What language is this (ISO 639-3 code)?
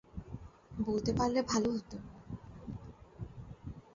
ben